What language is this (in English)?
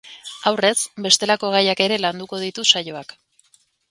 Basque